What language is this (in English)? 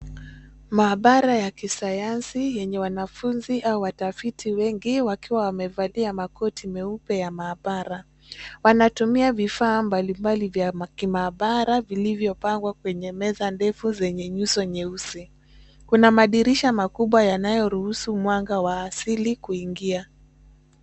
Swahili